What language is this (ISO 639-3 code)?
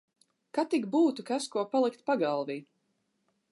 lav